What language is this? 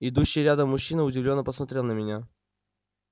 Russian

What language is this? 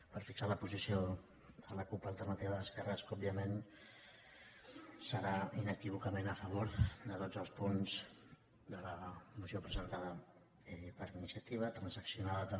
Catalan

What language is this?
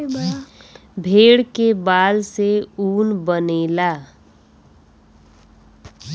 Bhojpuri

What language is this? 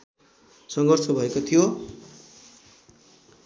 Nepali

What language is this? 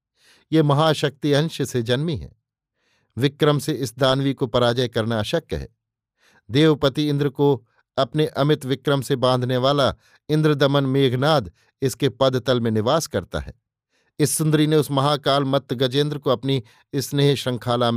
Hindi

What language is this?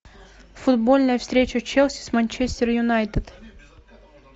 Russian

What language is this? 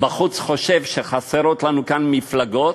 Hebrew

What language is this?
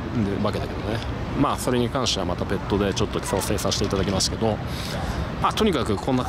Japanese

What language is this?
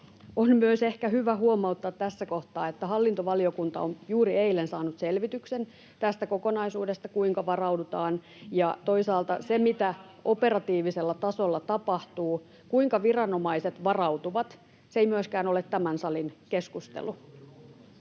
Finnish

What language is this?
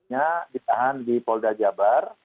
Indonesian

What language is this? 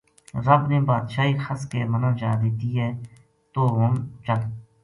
Gujari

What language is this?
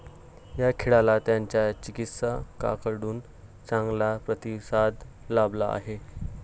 Marathi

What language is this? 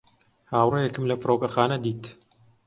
Central Kurdish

